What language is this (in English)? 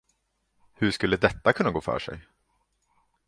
Swedish